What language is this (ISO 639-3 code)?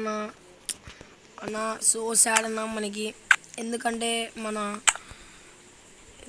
ron